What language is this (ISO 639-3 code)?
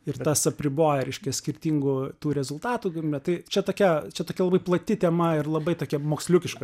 lit